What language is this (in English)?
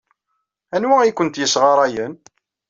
Kabyle